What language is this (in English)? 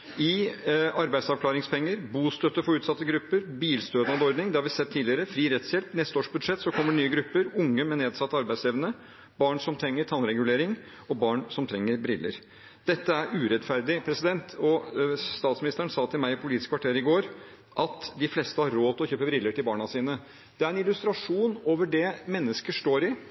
Norwegian Bokmål